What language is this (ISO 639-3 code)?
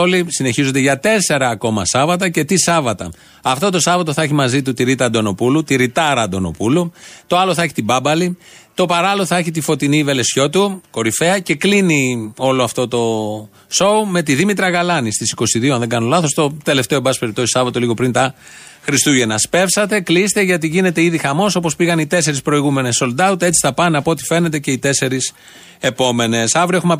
ell